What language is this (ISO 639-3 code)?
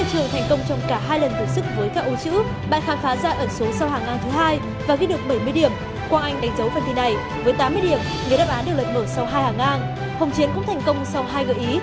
vie